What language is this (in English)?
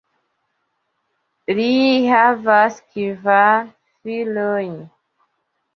Esperanto